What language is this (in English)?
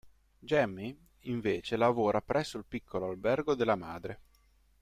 Italian